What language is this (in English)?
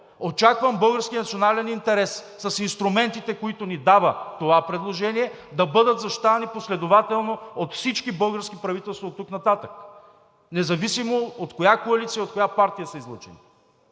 Bulgarian